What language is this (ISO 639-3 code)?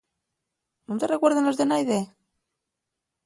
ast